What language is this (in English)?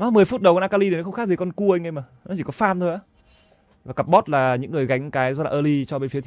Vietnamese